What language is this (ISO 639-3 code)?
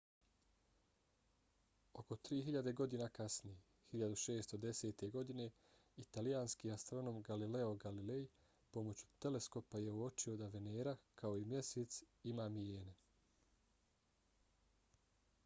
bos